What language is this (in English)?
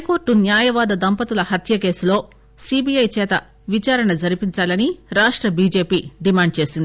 Telugu